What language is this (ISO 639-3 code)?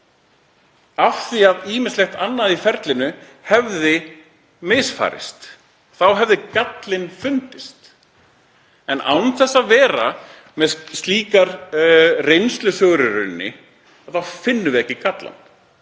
isl